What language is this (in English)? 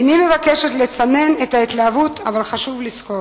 Hebrew